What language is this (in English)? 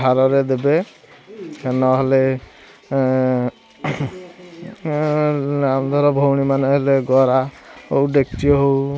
Odia